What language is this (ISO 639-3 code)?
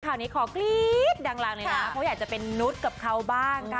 tha